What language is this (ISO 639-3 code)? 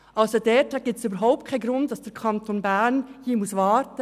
gsw